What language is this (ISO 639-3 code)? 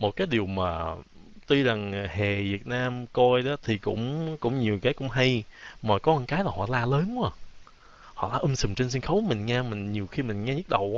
vie